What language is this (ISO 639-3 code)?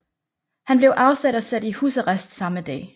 dan